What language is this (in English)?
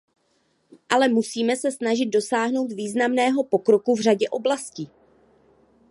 Czech